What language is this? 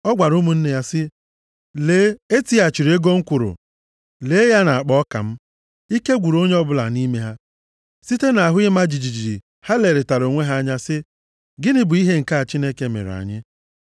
Igbo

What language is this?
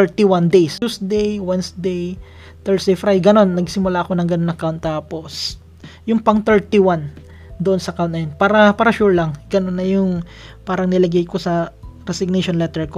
Filipino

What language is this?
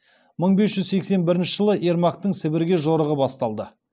Kazakh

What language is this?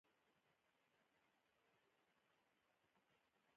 Pashto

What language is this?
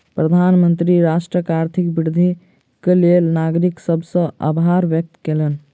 Maithili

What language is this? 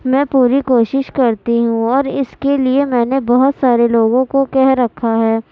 Urdu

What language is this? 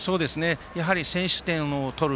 Japanese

